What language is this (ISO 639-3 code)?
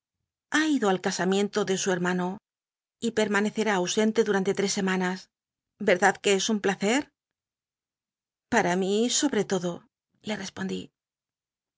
spa